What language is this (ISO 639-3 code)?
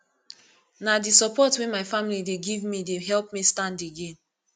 pcm